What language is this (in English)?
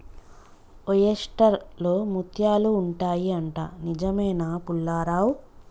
Telugu